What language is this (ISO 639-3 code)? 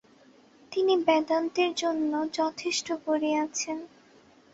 ben